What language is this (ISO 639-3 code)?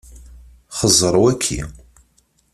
kab